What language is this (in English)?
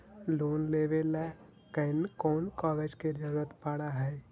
Magahi